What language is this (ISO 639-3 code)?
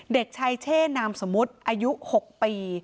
tha